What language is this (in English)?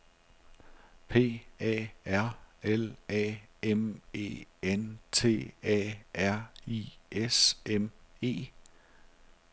Danish